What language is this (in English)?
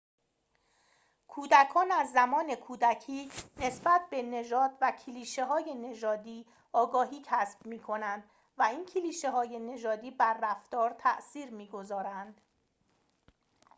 Persian